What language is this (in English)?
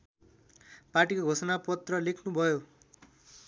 Nepali